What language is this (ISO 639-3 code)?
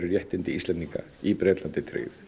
isl